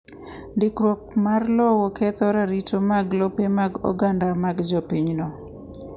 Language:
Luo (Kenya and Tanzania)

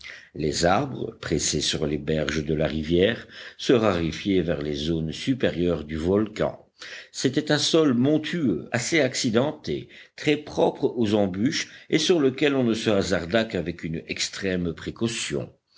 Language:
French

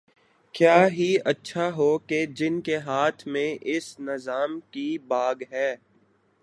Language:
Urdu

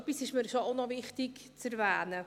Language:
Swiss German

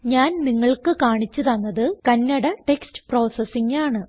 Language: Malayalam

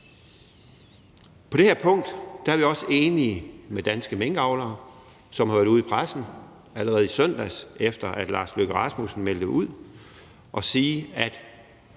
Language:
Danish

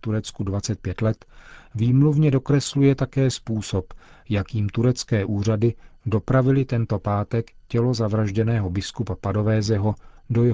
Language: Czech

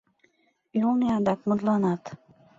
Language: Mari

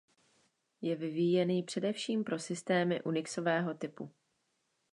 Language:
Czech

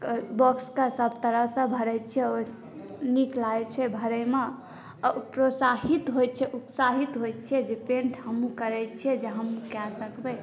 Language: Maithili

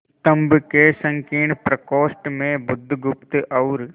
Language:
Hindi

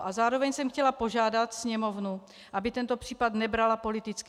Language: Czech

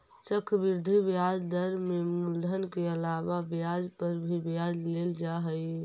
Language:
Magahi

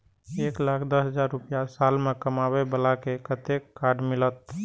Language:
Maithili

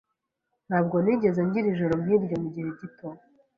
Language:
Kinyarwanda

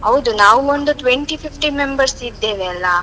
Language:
Kannada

